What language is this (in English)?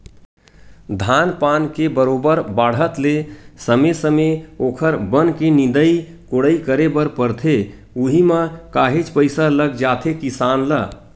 Chhattisgarhi